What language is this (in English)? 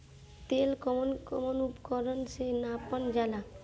Bhojpuri